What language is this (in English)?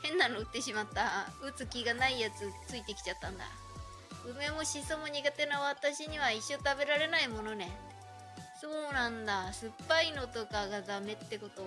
Japanese